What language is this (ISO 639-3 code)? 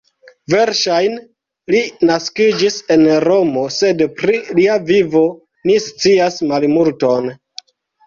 epo